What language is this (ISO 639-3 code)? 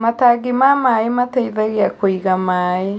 kik